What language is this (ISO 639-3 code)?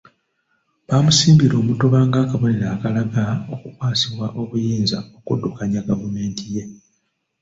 lug